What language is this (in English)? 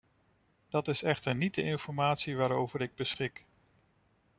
Dutch